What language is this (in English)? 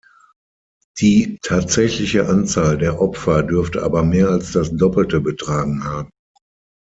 German